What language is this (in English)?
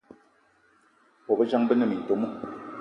Eton (Cameroon)